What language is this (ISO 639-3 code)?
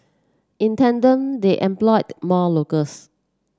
eng